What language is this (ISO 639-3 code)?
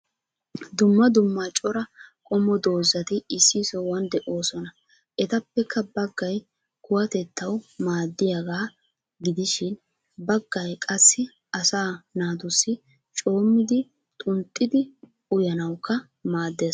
wal